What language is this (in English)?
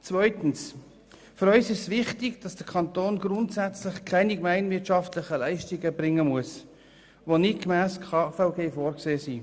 Swiss German